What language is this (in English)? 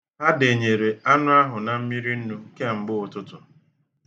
Igbo